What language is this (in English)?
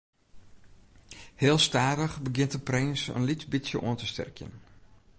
Western Frisian